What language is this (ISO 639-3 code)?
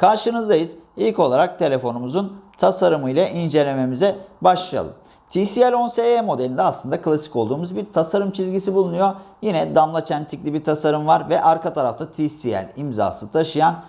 tur